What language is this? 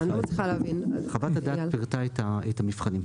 Hebrew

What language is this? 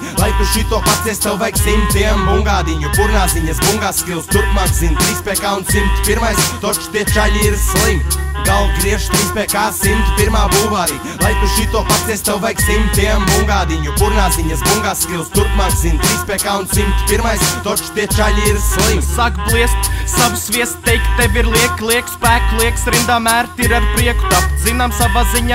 Latvian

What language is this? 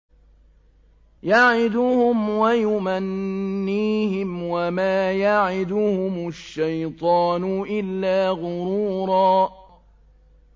Arabic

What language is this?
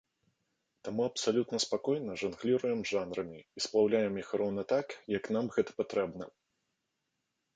Belarusian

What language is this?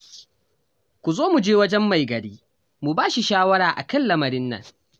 Hausa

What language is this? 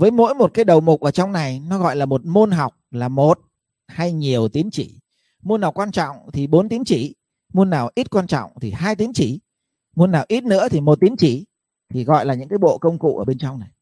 Vietnamese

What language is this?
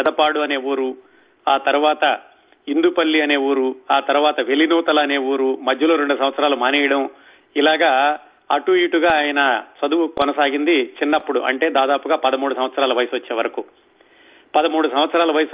Telugu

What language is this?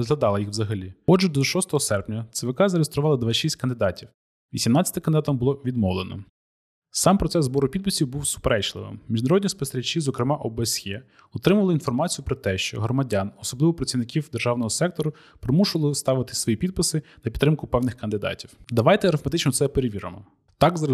Ukrainian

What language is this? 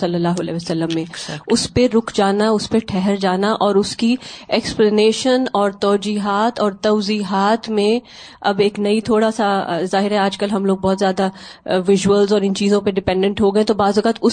Urdu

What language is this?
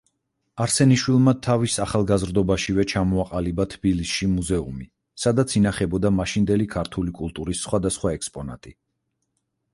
Georgian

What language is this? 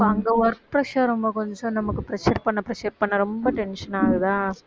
Tamil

